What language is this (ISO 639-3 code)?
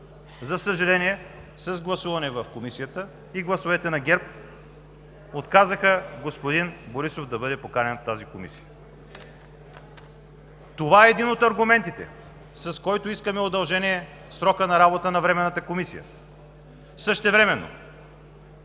bul